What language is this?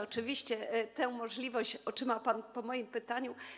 Polish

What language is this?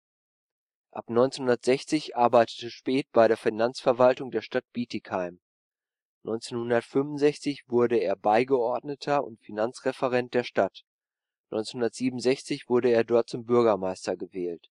German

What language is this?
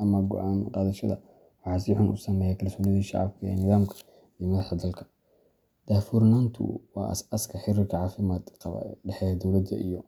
Somali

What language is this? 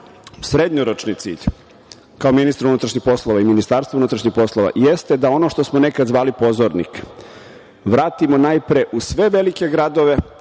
Serbian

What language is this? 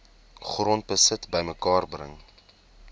Afrikaans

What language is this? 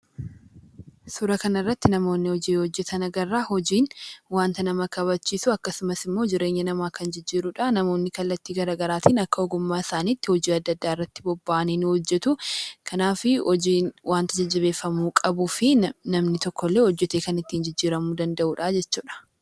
Oromo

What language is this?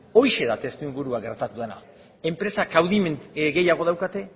Basque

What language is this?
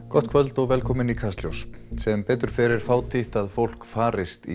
Icelandic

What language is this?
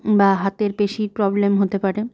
Bangla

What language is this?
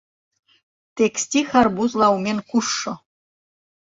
Mari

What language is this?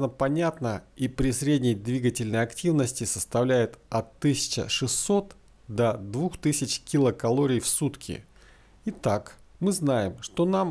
Russian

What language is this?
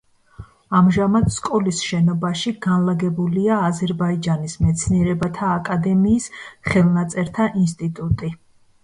Georgian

